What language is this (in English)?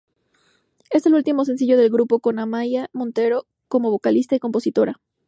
Spanish